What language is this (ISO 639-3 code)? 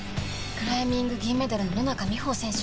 jpn